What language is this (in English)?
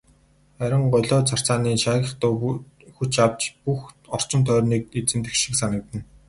Mongolian